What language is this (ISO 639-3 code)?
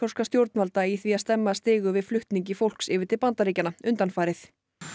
isl